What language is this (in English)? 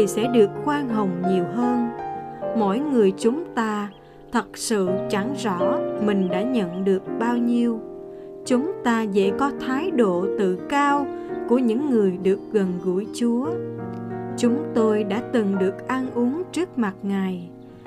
Vietnamese